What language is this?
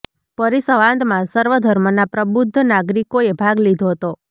Gujarati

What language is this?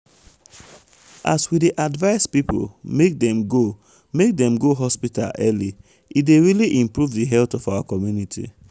Nigerian Pidgin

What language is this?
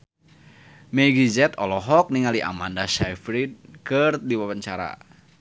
Sundanese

